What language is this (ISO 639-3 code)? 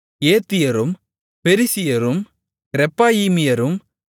tam